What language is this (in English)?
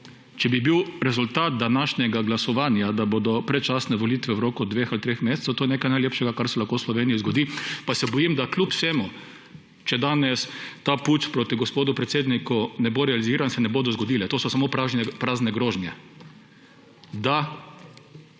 Slovenian